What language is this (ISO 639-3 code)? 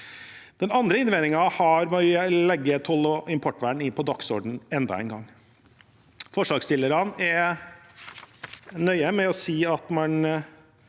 nor